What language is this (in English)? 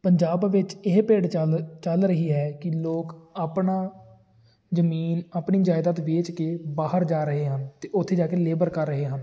Punjabi